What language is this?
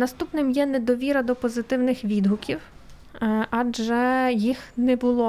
Ukrainian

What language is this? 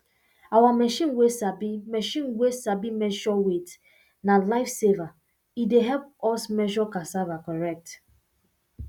Nigerian Pidgin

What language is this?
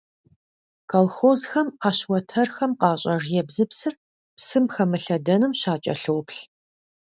Kabardian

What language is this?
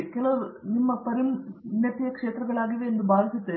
Kannada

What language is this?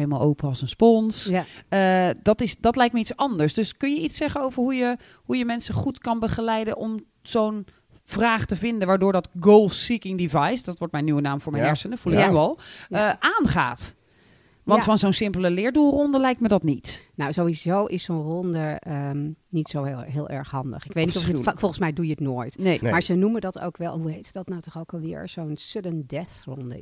Dutch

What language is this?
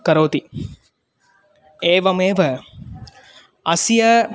Sanskrit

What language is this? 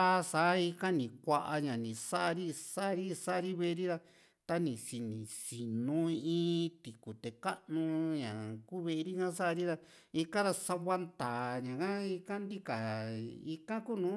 Juxtlahuaca Mixtec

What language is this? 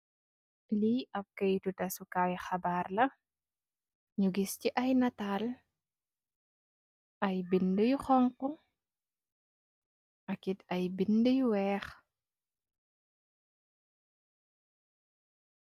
Wolof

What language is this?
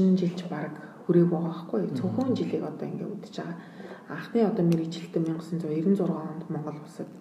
Romanian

